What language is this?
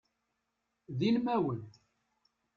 Kabyle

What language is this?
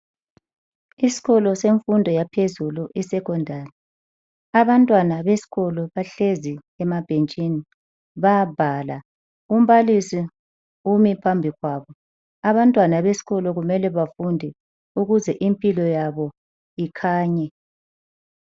North Ndebele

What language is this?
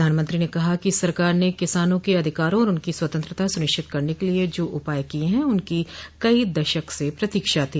Hindi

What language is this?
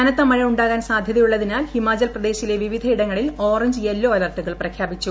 Malayalam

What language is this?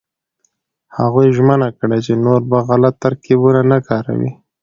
Pashto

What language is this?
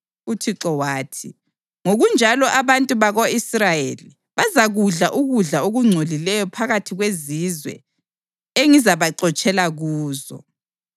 North Ndebele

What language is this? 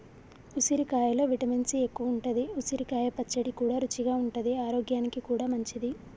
Telugu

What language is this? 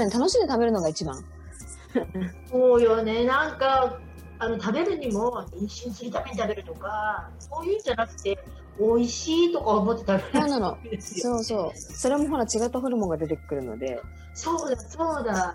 Japanese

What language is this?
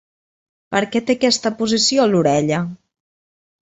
Catalan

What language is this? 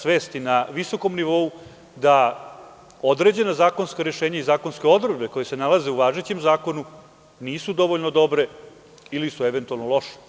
Serbian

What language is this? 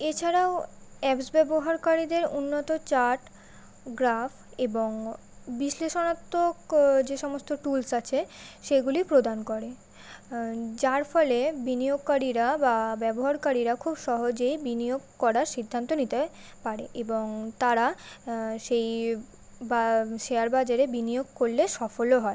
Bangla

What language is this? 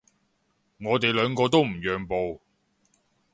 Cantonese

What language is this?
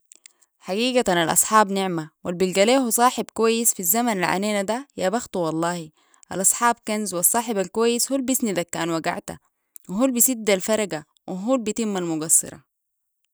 Sudanese Arabic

